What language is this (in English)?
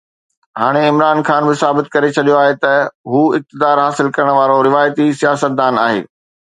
Sindhi